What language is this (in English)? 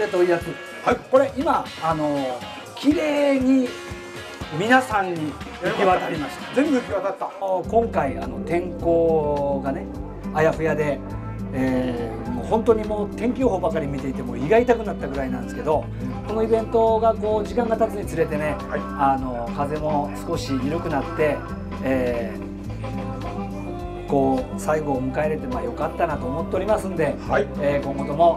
Japanese